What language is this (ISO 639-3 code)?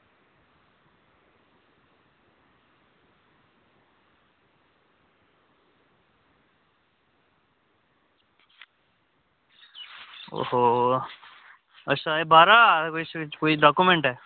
doi